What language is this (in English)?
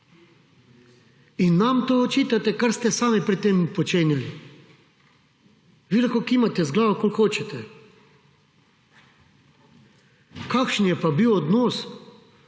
Slovenian